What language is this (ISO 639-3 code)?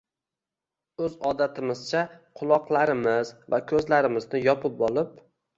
uzb